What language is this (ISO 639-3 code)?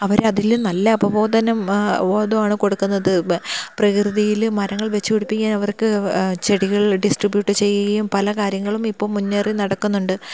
mal